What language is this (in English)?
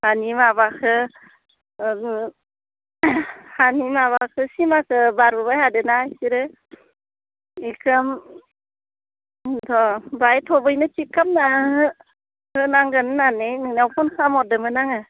Bodo